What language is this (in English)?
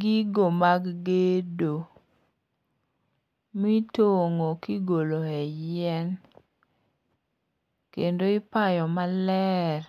Luo (Kenya and Tanzania)